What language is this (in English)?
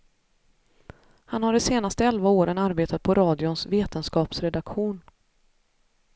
Swedish